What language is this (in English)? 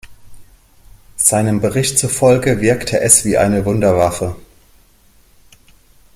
German